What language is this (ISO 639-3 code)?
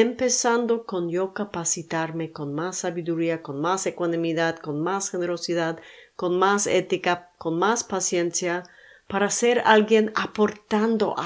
spa